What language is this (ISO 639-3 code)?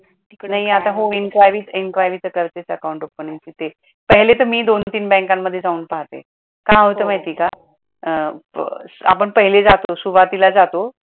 mar